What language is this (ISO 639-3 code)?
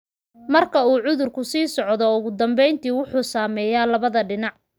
som